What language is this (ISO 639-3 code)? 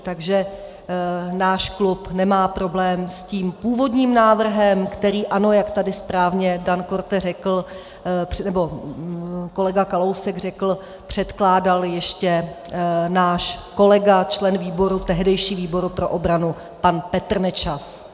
ces